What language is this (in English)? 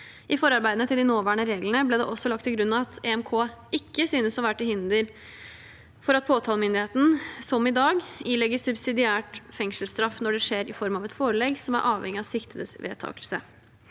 Norwegian